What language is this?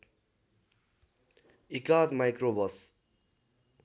Nepali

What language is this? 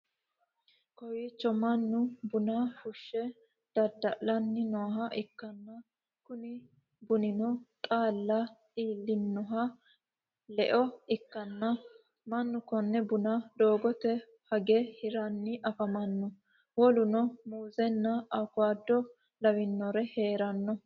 Sidamo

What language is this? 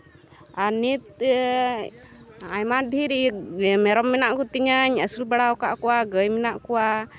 Santali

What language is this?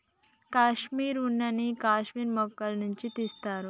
Telugu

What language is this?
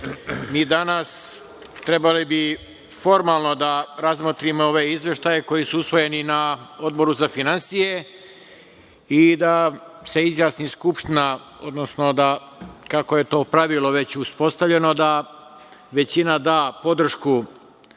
Serbian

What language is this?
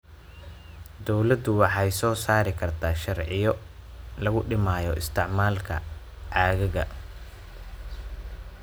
Somali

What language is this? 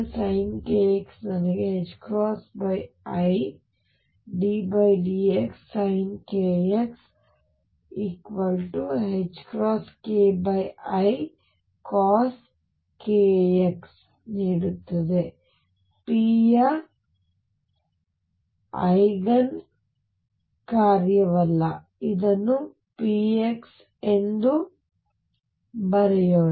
Kannada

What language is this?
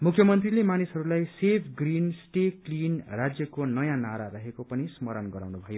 Nepali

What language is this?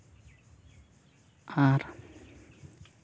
Santali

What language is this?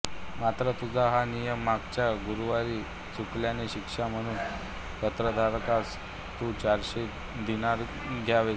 Marathi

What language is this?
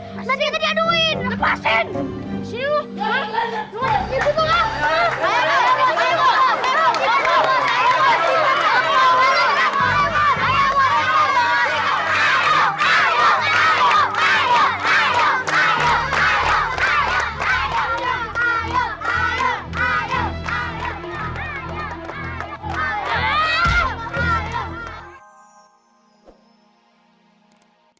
Indonesian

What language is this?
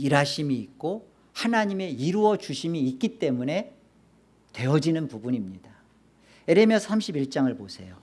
Korean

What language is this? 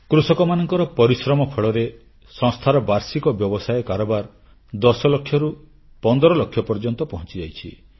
Odia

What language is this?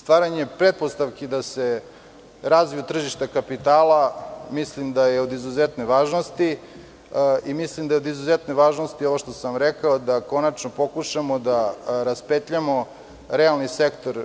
Serbian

